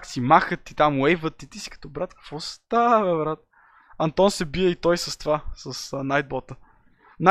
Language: Bulgarian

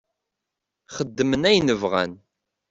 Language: Kabyle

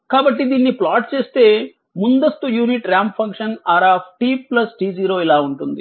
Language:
Telugu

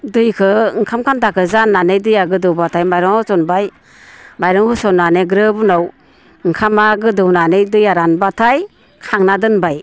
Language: Bodo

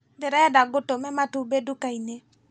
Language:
Kikuyu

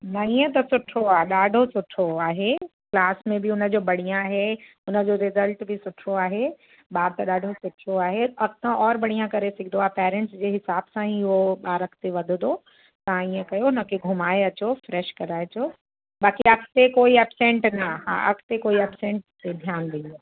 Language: Sindhi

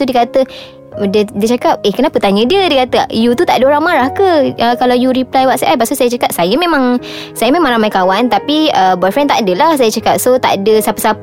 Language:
Malay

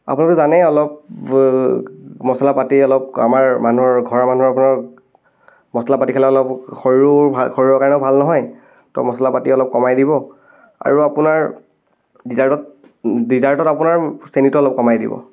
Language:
Assamese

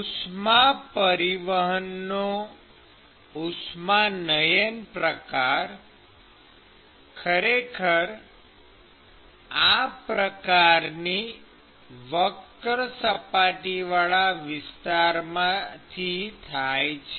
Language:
Gujarati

